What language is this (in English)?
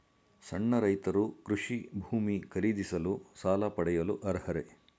Kannada